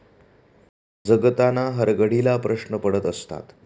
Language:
Marathi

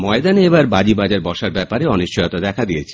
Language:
Bangla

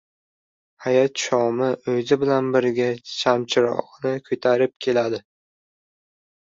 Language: Uzbek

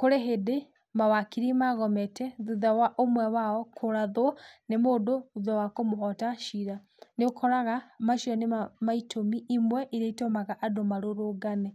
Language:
Kikuyu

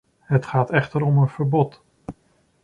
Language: Dutch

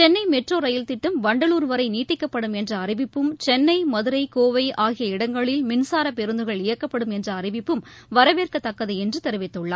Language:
Tamil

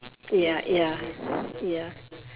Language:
English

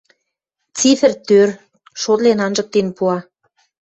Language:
Western Mari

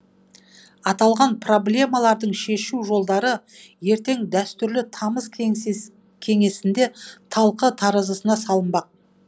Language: Kazakh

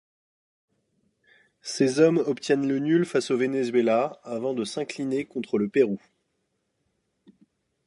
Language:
French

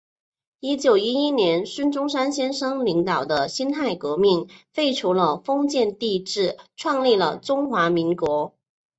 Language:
Chinese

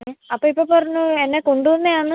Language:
Malayalam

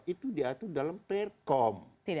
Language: Indonesian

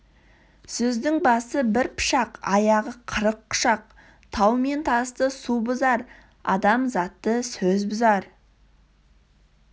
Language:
Kazakh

